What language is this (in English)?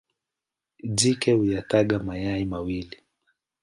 Swahili